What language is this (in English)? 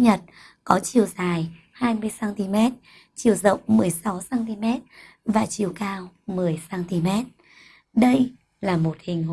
Vietnamese